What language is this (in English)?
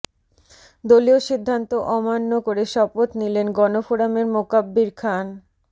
Bangla